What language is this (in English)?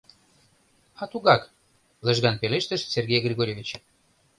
Mari